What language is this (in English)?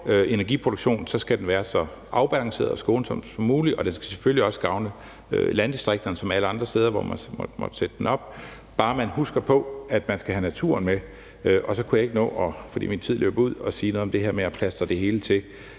Danish